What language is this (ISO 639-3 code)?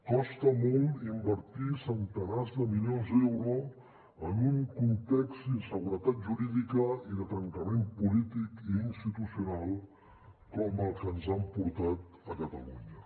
cat